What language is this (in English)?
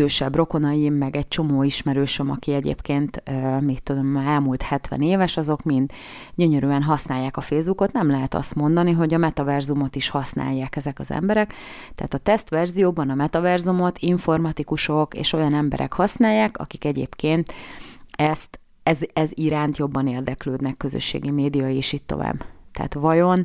Hungarian